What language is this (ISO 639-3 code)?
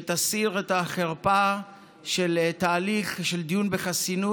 heb